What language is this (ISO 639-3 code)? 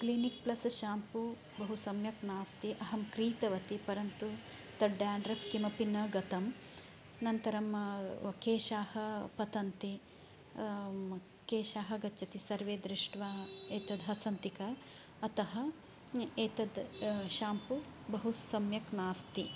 san